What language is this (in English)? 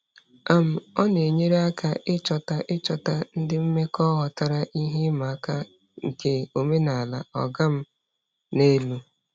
Igbo